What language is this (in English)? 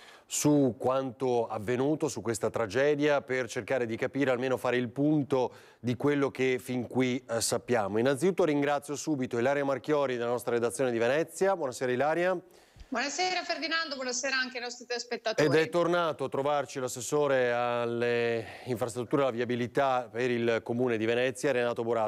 Italian